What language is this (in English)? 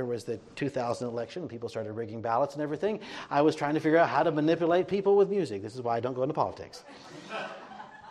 English